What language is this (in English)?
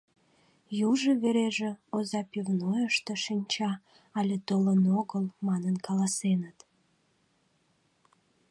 Mari